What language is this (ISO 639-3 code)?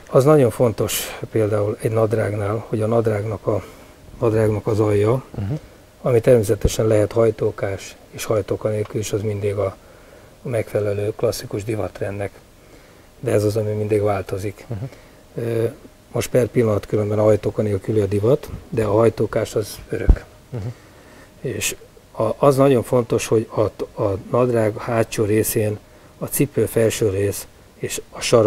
hun